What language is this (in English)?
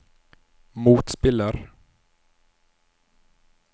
Norwegian